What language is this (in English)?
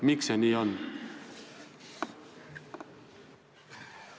Estonian